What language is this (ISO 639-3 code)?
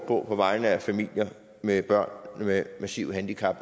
dan